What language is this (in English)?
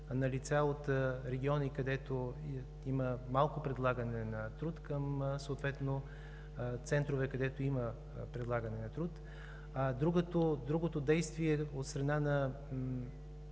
Bulgarian